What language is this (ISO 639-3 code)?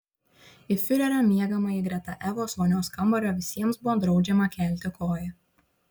lit